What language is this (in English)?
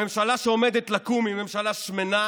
Hebrew